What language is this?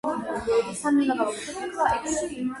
Georgian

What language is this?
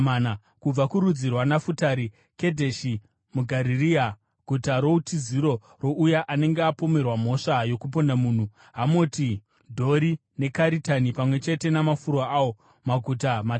Shona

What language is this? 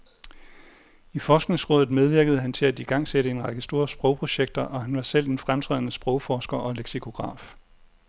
Danish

